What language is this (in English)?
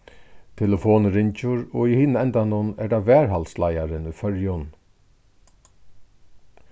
Faroese